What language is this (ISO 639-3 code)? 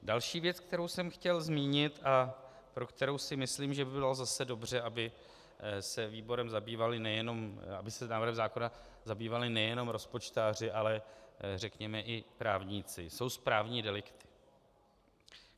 ces